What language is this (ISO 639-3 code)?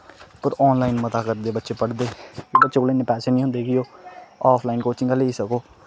doi